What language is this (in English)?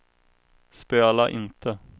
Swedish